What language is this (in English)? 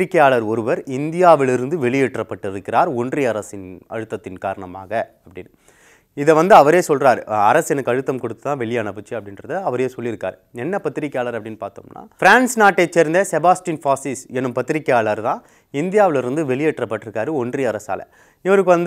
Korean